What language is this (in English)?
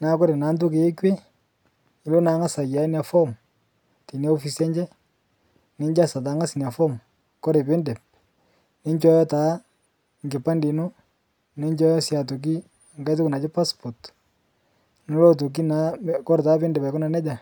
Masai